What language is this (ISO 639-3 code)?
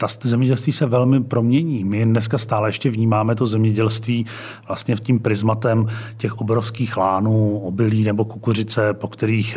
ces